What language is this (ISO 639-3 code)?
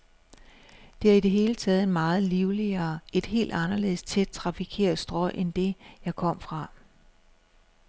dan